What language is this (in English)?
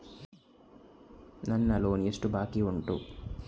Kannada